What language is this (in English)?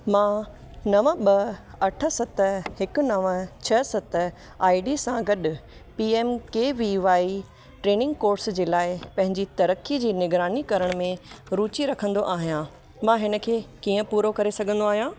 Sindhi